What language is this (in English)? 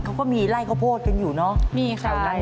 Thai